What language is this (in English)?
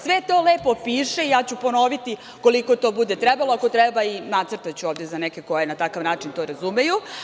Serbian